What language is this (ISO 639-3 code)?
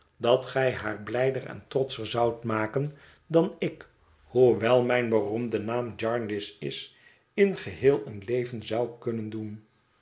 nld